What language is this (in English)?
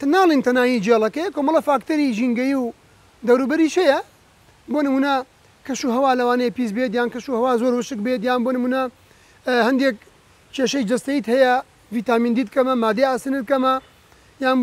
Arabic